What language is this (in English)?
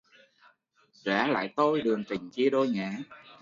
Vietnamese